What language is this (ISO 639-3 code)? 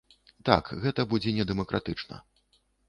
bel